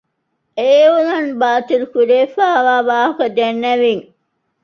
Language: Divehi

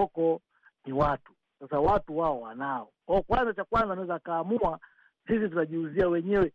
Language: Swahili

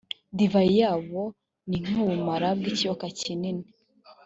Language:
Kinyarwanda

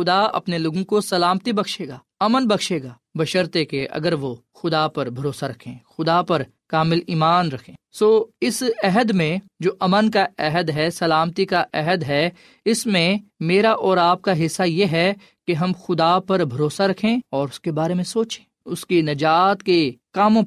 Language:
Urdu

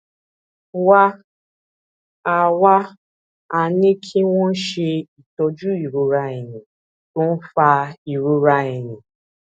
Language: Yoruba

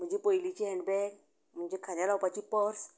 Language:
Konkani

